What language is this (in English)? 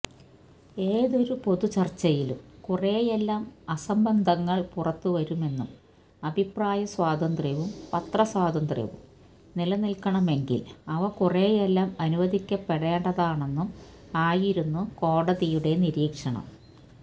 Malayalam